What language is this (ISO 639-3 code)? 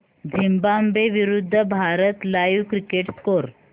mar